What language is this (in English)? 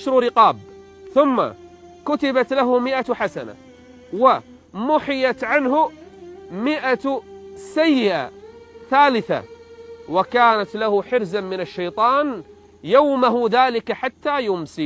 Arabic